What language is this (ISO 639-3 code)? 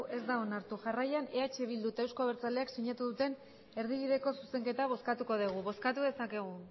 eus